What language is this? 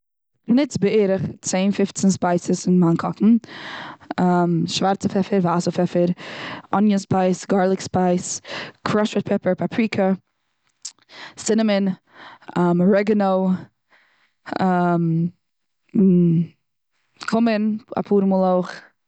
Yiddish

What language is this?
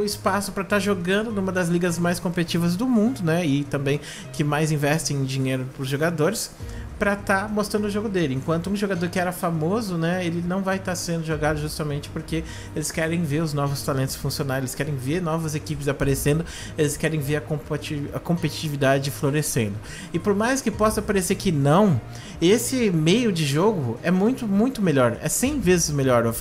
Portuguese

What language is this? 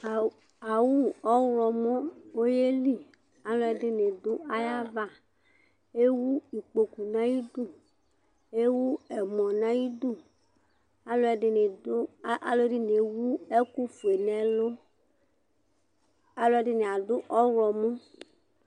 Ikposo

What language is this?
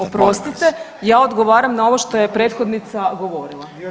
Croatian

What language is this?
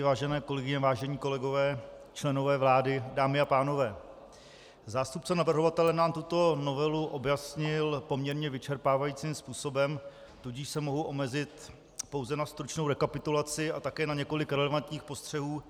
Czech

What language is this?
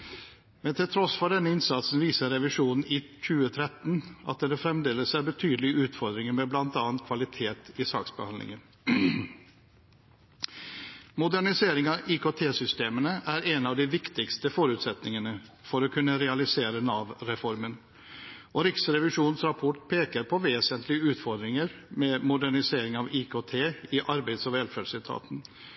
Norwegian Bokmål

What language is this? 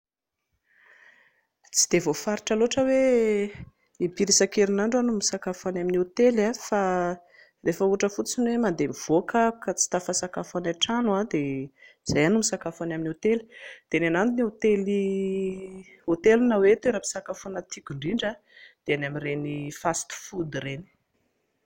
Malagasy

